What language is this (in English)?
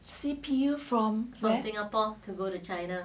English